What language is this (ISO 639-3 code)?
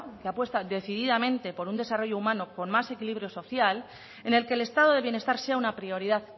spa